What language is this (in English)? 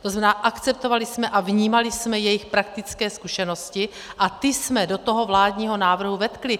Czech